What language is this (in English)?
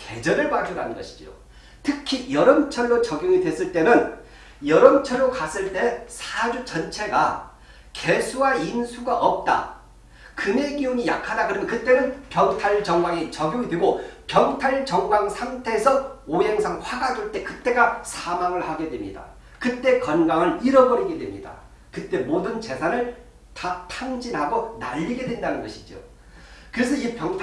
Korean